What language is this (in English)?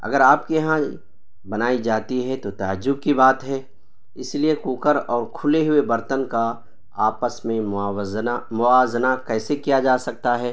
Urdu